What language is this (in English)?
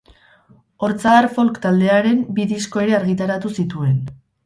Basque